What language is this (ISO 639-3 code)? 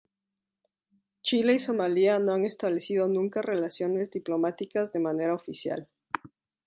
spa